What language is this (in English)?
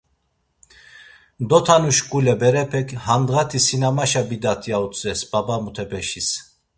Laz